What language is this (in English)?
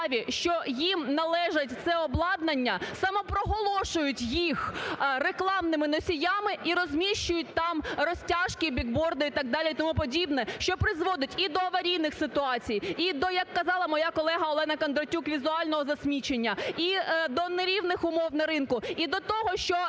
Ukrainian